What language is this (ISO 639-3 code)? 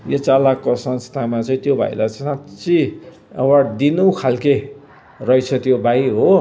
nep